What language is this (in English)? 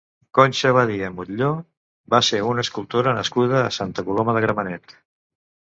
Catalan